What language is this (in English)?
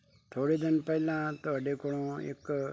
Punjabi